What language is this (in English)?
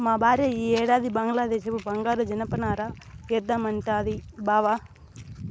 Telugu